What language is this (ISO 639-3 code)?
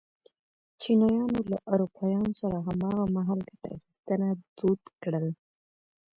pus